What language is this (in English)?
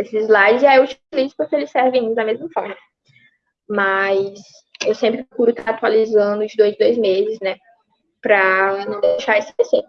Portuguese